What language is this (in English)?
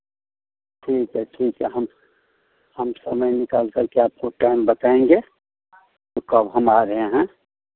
Hindi